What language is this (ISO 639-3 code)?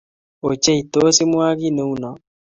kln